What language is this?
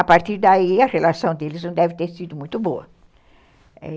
Portuguese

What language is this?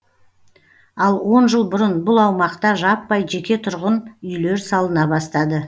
Kazakh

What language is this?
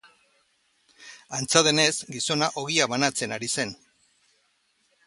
Basque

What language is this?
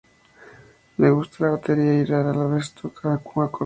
Spanish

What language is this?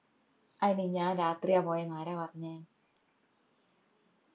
Malayalam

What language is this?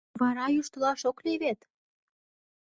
Mari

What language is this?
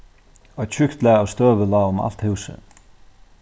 Faroese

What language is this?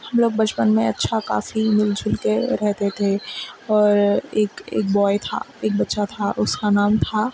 Urdu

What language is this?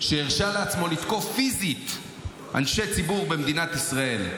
Hebrew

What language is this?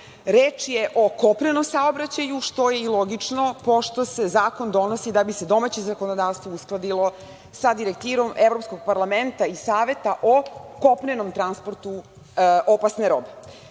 Serbian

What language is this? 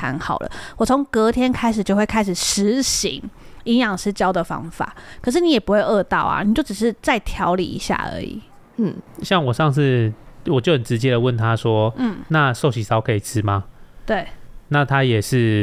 Chinese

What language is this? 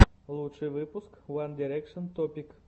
Russian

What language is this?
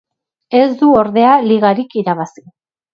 Basque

